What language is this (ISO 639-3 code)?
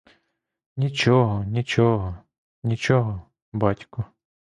ukr